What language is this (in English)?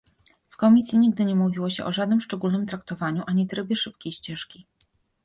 Polish